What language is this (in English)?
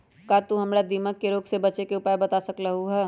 Magahi